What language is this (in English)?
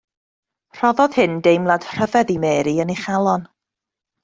Welsh